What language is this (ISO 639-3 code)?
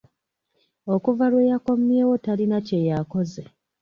lug